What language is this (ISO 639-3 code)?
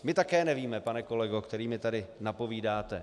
ces